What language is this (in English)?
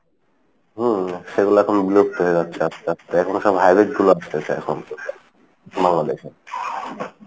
Bangla